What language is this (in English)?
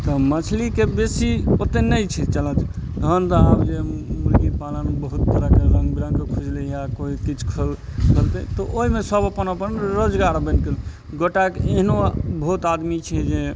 Maithili